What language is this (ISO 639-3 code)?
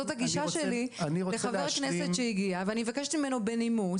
heb